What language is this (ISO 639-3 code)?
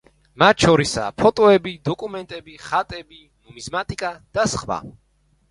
kat